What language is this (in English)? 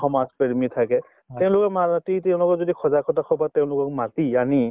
Assamese